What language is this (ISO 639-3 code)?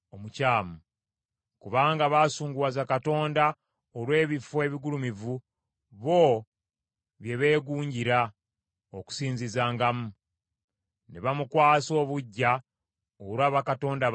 lug